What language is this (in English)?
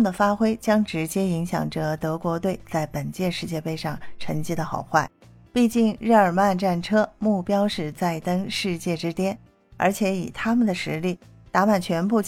Chinese